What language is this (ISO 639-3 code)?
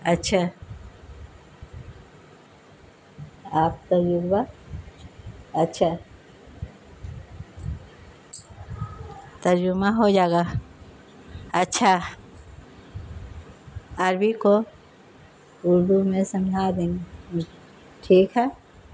urd